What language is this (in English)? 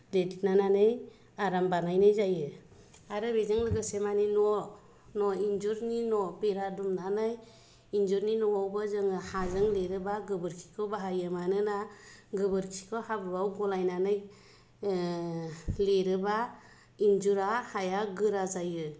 Bodo